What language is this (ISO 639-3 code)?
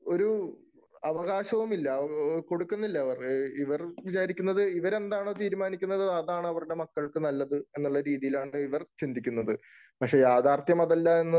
mal